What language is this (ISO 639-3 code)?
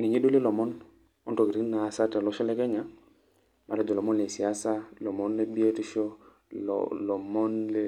mas